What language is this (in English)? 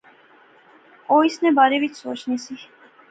Pahari-Potwari